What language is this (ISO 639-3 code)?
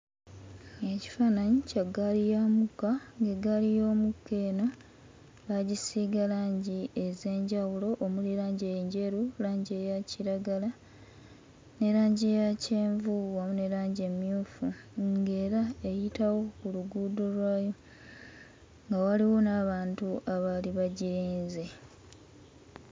lug